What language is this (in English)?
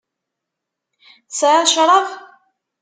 Kabyle